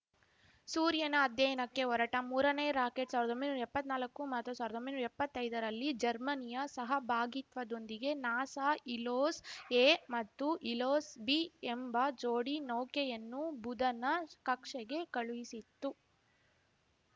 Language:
Kannada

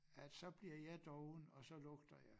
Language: Danish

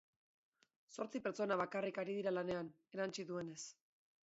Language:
Basque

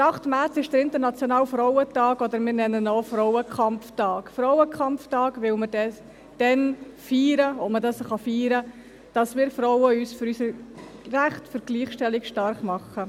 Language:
Swiss German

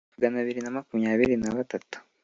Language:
Kinyarwanda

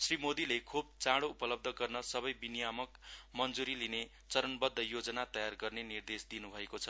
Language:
Nepali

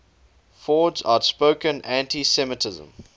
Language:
English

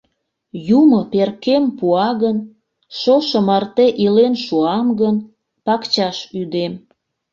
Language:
Mari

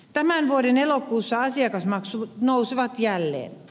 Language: Finnish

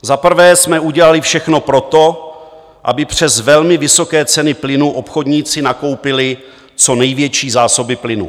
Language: Czech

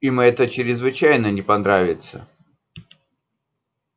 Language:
Russian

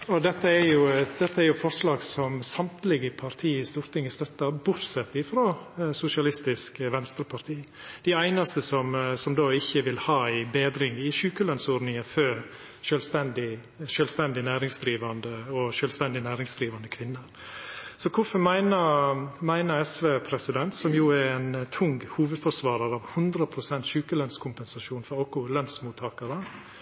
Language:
Norwegian Nynorsk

